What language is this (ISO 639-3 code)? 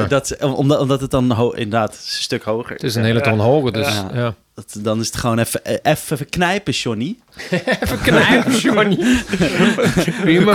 nld